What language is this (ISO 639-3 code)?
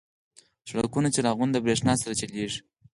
pus